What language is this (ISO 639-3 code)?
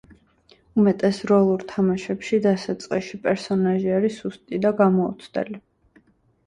kat